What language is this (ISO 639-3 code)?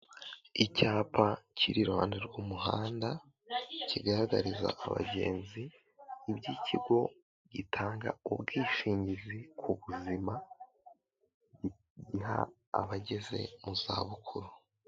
kin